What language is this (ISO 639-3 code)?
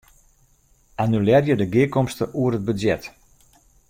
fry